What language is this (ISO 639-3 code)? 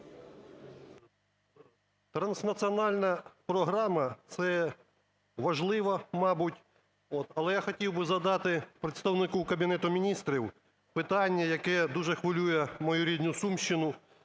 ukr